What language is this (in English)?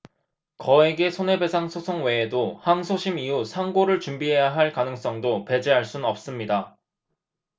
Korean